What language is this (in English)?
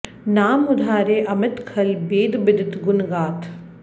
Sanskrit